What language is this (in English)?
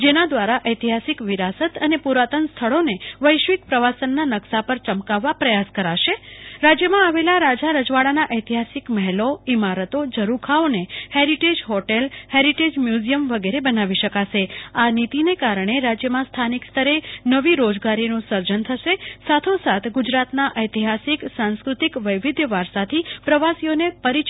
Gujarati